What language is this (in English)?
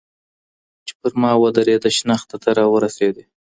Pashto